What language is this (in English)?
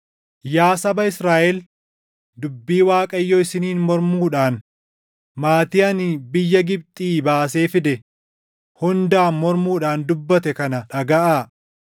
Oromo